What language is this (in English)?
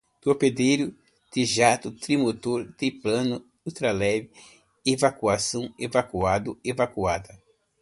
Portuguese